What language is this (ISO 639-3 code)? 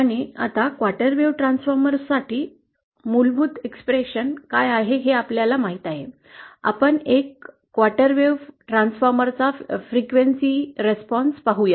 mar